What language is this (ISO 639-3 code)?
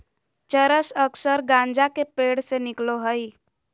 mag